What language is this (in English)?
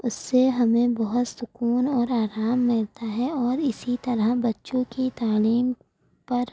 Urdu